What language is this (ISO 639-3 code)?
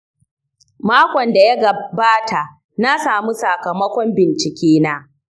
hau